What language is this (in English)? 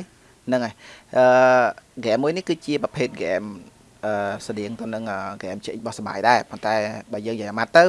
Vietnamese